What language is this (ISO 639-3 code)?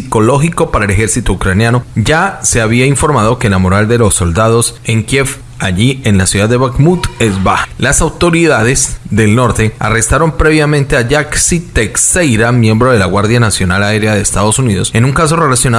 spa